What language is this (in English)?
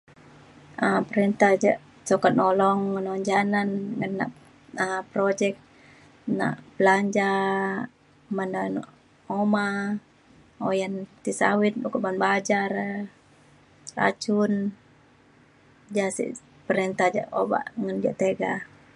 Mainstream Kenyah